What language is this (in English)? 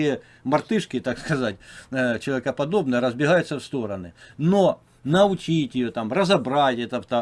Russian